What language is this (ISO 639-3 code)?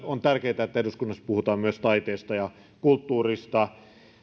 fin